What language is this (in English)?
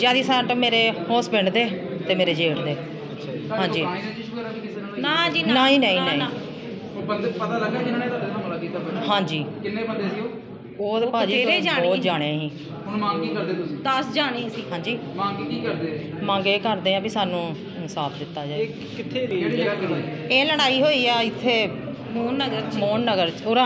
Punjabi